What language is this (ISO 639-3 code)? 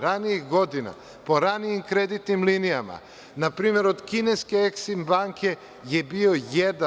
srp